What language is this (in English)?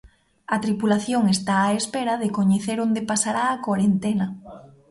Galician